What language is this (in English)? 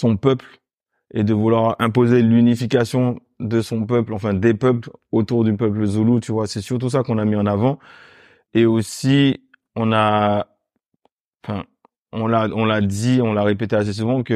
French